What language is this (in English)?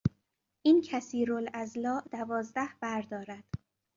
Persian